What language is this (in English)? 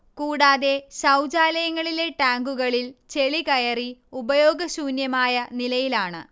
Malayalam